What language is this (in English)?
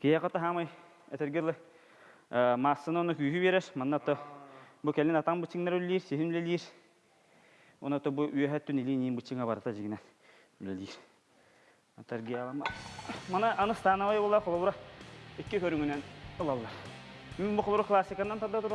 Turkish